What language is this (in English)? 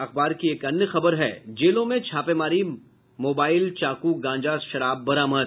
Hindi